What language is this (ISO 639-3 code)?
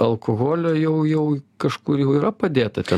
lit